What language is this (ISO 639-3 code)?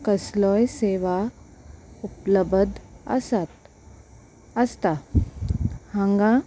kok